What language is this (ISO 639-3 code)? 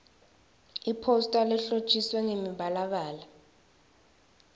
ssw